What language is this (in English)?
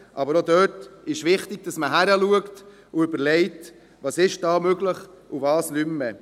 Swiss German